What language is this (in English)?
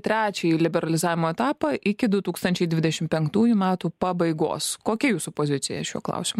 Lithuanian